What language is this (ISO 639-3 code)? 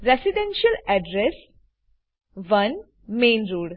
guj